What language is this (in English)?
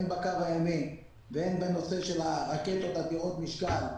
Hebrew